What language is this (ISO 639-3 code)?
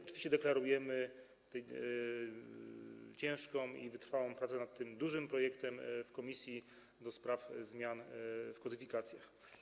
pol